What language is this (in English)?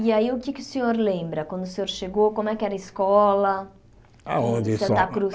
Portuguese